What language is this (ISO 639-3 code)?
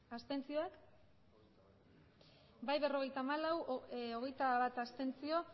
eus